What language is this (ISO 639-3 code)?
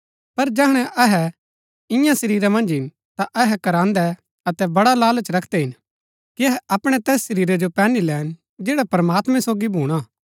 gbk